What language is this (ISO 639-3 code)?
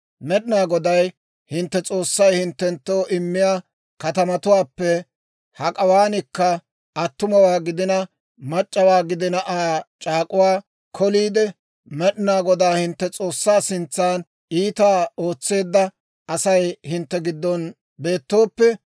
dwr